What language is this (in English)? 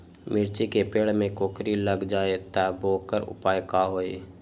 Magahi